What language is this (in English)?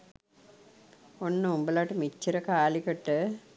Sinhala